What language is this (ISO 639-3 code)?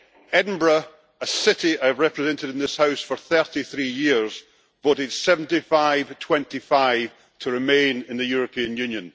eng